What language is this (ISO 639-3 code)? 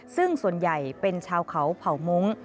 tha